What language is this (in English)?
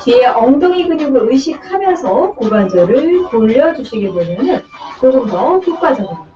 Korean